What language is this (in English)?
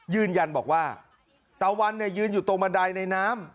Thai